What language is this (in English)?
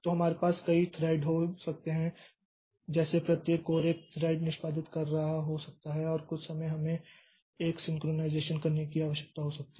Hindi